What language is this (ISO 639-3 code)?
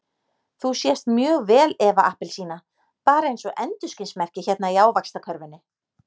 isl